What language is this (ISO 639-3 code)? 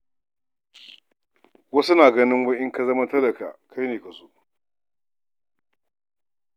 hau